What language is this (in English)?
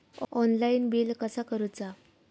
Marathi